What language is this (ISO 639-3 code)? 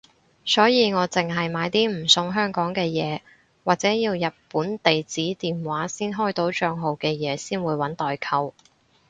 yue